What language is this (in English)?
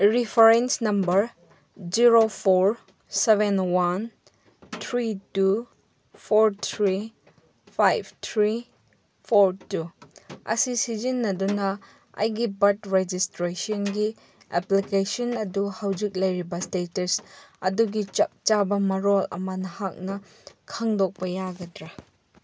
Manipuri